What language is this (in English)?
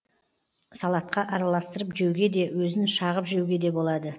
Kazakh